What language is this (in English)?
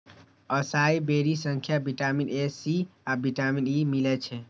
Maithili